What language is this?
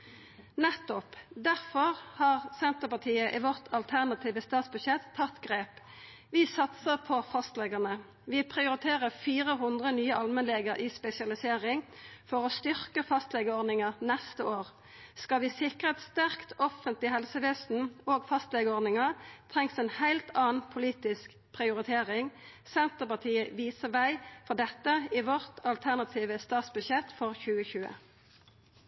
Norwegian Nynorsk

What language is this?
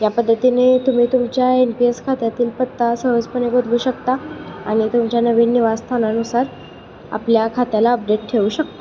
Marathi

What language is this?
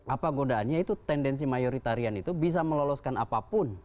Indonesian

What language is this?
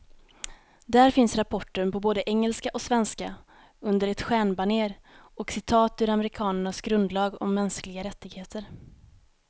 Swedish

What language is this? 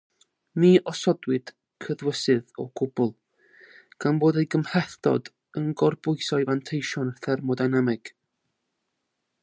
Welsh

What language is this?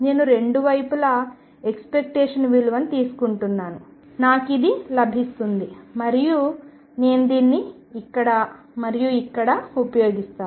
Telugu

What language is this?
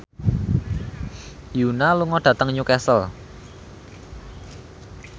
Javanese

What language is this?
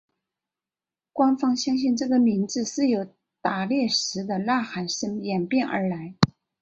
Chinese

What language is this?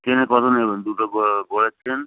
Bangla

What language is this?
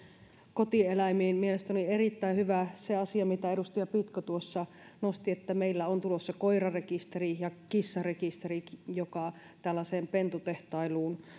Finnish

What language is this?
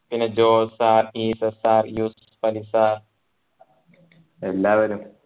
Malayalam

